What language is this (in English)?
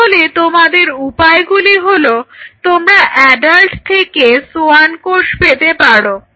Bangla